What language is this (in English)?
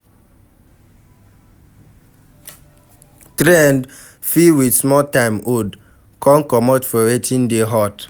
Nigerian Pidgin